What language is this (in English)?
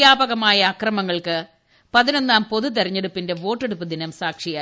Malayalam